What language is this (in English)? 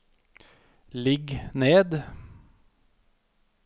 Norwegian